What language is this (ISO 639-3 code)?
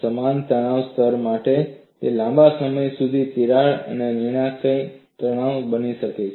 guj